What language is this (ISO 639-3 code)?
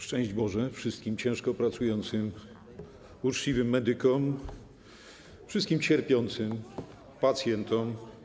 pol